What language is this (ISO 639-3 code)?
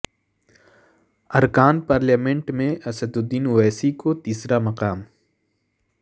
urd